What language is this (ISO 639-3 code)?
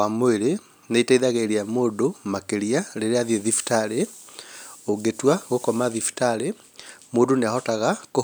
kik